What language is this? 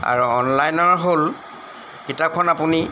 Assamese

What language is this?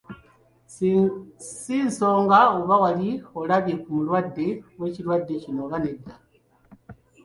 Ganda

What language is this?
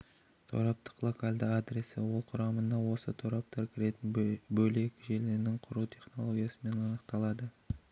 Kazakh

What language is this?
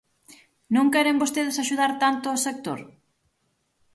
Galician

